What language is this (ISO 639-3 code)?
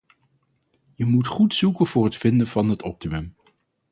nld